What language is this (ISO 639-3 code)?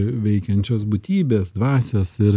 lit